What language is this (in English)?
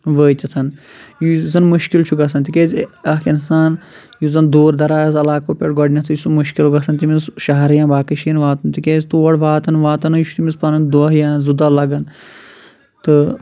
Kashmiri